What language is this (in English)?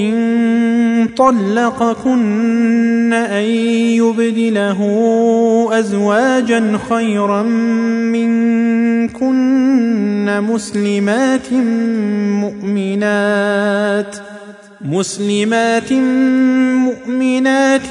Arabic